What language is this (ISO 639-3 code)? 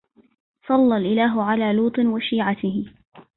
ara